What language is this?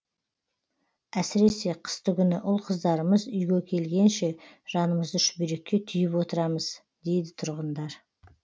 Kazakh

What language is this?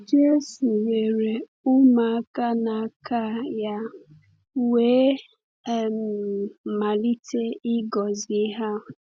Igbo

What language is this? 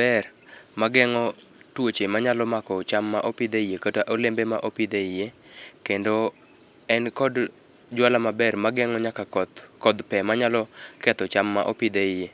Luo (Kenya and Tanzania)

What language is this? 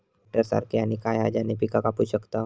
Marathi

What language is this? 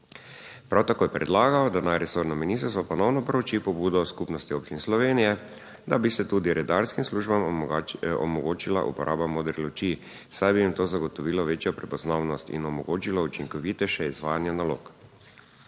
Slovenian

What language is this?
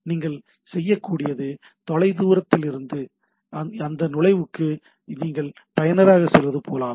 Tamil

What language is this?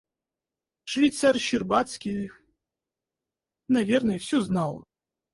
Russian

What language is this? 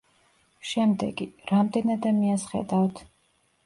Georgian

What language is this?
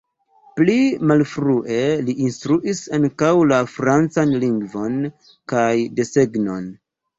Esperanto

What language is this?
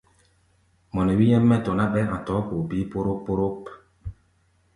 Gbaya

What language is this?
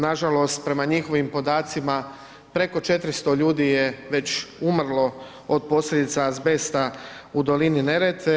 Croatian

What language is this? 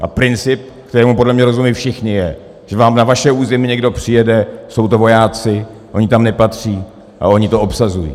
Czech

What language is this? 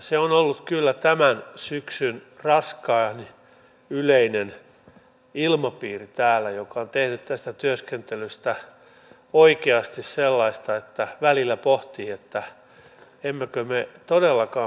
Finnish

